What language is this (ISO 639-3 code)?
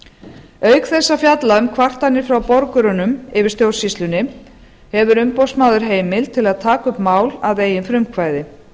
isl